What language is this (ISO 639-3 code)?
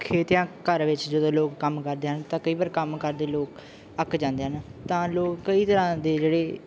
pan